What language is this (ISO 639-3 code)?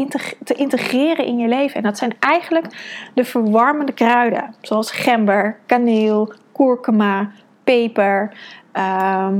nld